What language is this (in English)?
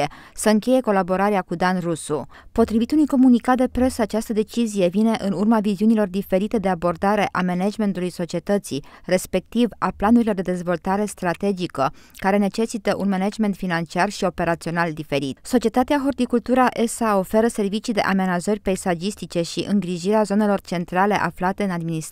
Romanian